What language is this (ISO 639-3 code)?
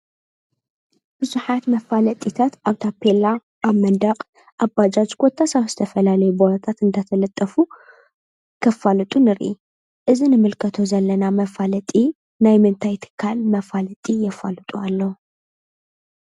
tir